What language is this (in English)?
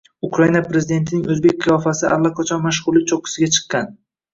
Uzbek